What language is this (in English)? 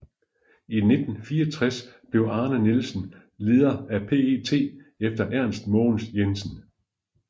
Danish